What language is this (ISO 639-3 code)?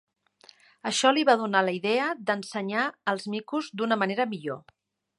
cat